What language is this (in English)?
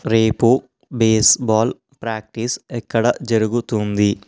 Telugu